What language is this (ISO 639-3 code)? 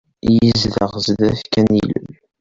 kab